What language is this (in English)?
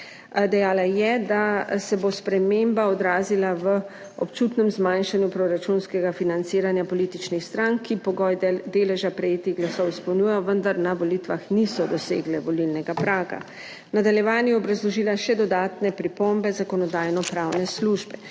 Slovenian